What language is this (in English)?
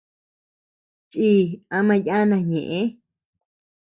Tepeuxila Cuicatec